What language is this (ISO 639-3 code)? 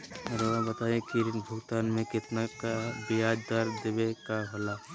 mag